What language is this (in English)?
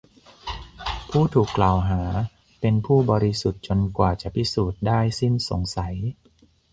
Thai